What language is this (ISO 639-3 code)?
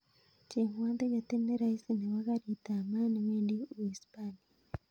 kln